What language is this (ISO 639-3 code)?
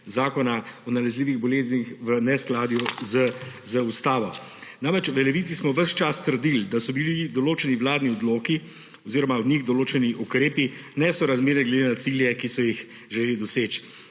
slv